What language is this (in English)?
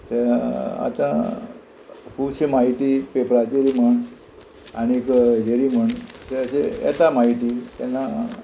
Konkani